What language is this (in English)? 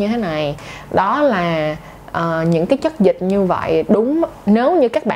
Vietnamese